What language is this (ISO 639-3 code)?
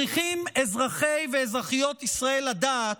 heb